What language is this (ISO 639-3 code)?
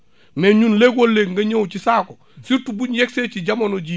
wol